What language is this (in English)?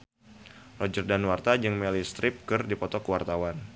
Sundanese